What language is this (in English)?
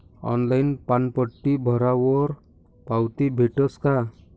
Marathi